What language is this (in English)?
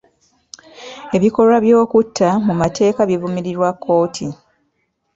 Ganda